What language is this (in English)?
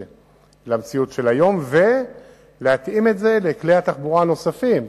Hebrew